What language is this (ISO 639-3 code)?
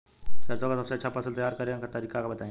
bho